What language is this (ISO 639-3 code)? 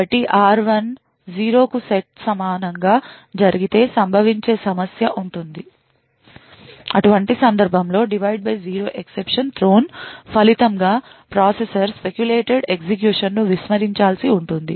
tel